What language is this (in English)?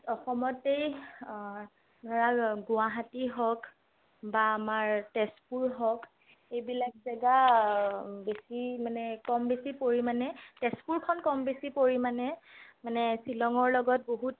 Assamese